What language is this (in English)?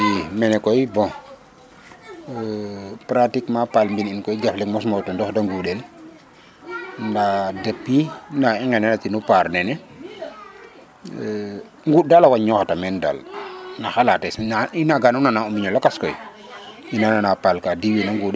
Serer